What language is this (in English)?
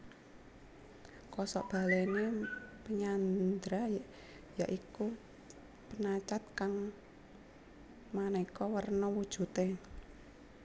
Javanese